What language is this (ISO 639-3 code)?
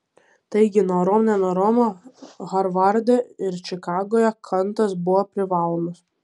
lit